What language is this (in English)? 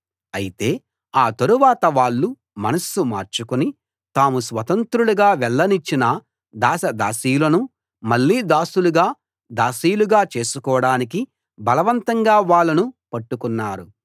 Telugu